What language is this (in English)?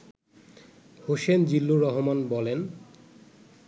Bangla